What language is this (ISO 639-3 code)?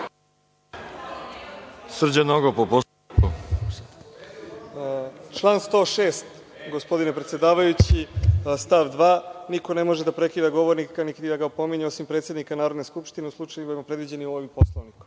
srp